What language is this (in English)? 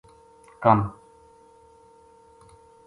Gujari